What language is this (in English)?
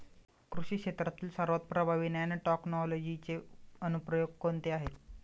Marathi